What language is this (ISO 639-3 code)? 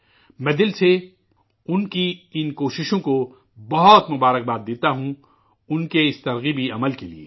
urd